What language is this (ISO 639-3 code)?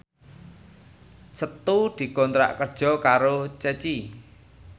jav